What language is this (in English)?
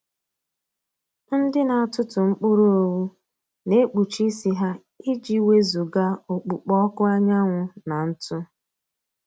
Igbo